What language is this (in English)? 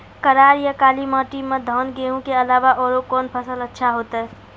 Maithili